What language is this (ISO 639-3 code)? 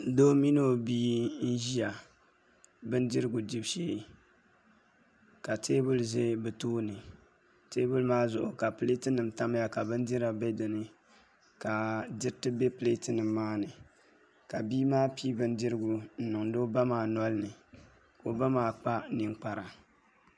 dag